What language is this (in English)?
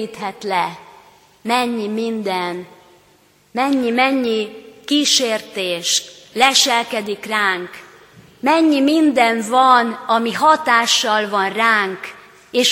Hungarian